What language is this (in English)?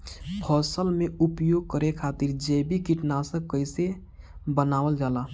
Bhojpuri